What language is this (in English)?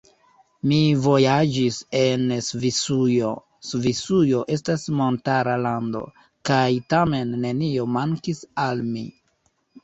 Esperanto